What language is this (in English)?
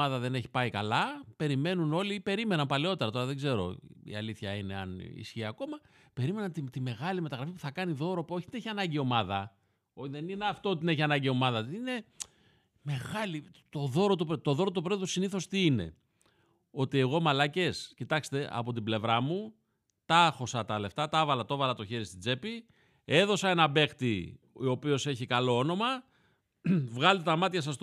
Greek